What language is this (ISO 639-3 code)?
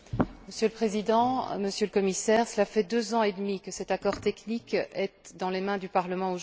fra